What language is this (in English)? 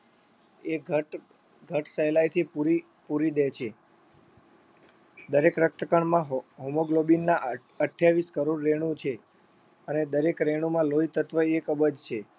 Gujarati